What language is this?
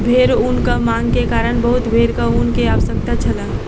Maithili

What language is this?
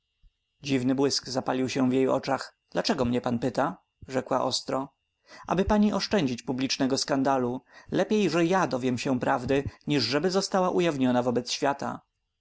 Polish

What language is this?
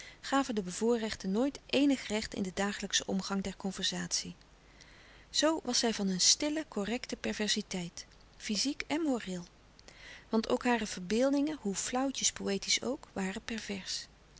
Dutch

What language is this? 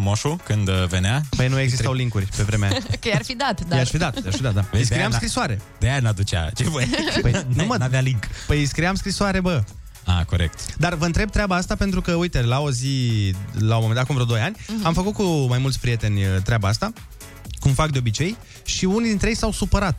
Romanian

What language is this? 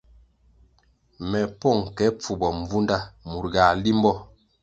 Kwasio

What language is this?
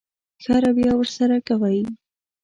Pashto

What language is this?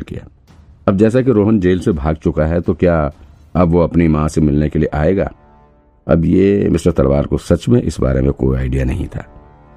Hindi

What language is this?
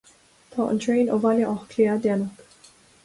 Irish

